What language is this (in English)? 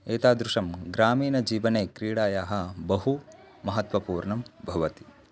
Sanskrit